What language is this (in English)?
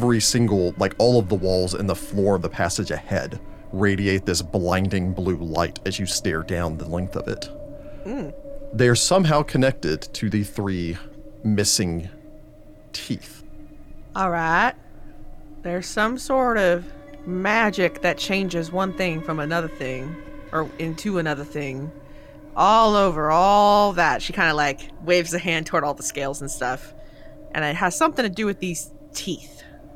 English